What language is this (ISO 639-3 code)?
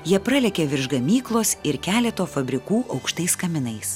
lit